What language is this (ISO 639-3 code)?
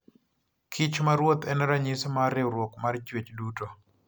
luo